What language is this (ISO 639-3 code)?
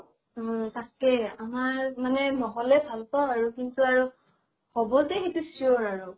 asm